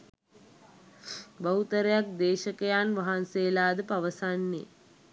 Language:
Sinhala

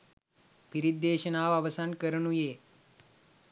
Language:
Sinhala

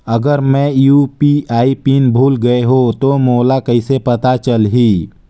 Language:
Chhattisgarhi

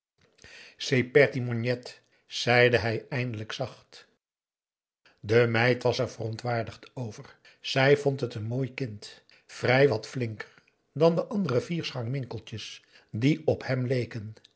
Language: Dutch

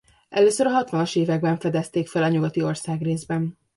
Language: Hungarian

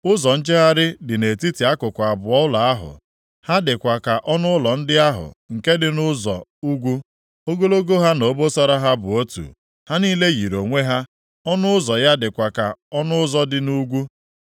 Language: Igbo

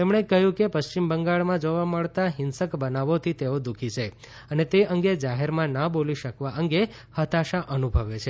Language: Gujarati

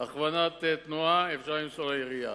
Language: Hebrew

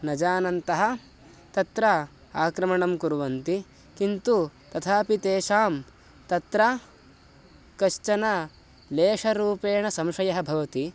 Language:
Sanskrit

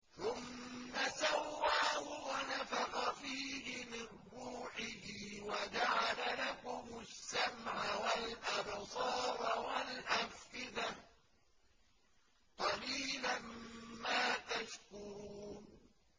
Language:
Arabic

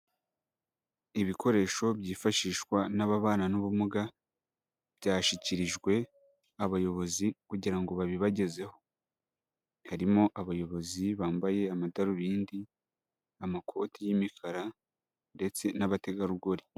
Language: Kinyarwanda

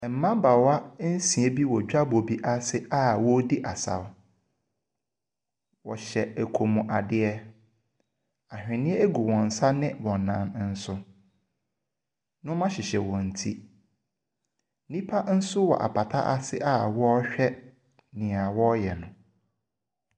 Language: Akan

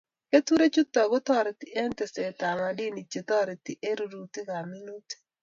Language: Kalenjin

